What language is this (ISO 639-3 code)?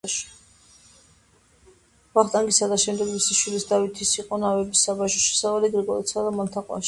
kat